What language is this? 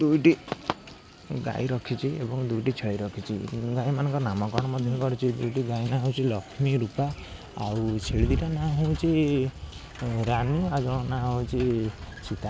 Odia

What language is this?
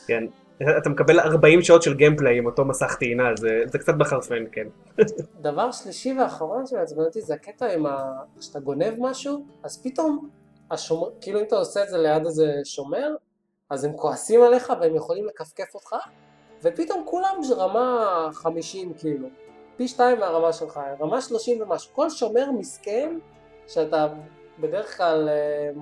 Hebrew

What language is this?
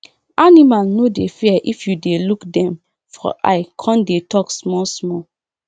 Nigerian Pidgin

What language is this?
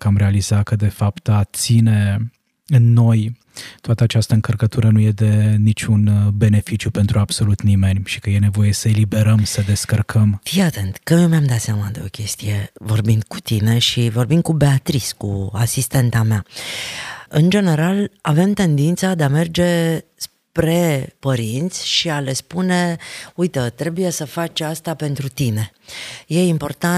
Romanian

